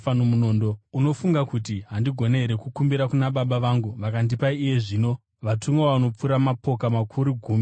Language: Shona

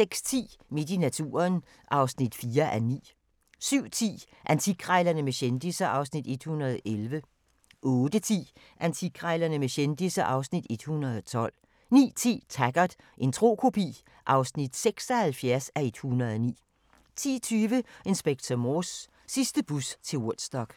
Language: Danish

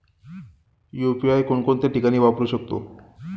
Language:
Marathi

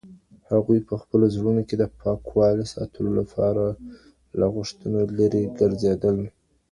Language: Pashto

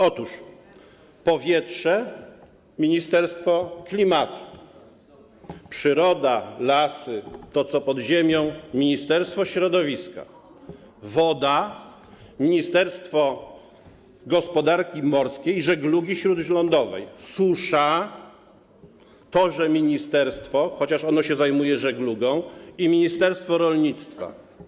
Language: Polish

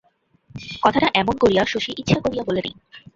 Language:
Bangla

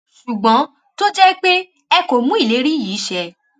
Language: Yoruba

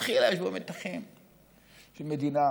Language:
Hebrew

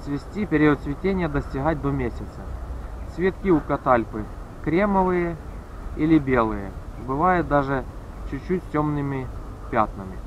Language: Russian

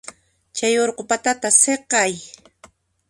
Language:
Puno Quechua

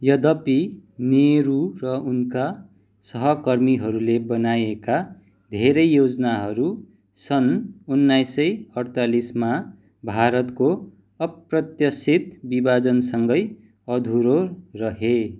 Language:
Nepali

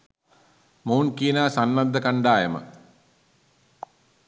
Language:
Sinhala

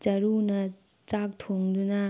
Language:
Manipuri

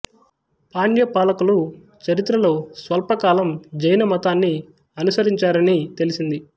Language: Telugu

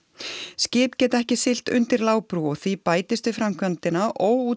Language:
Icelandic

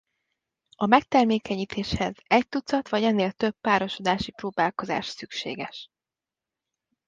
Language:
Hungarian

